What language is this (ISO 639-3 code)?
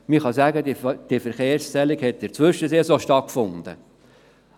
gsw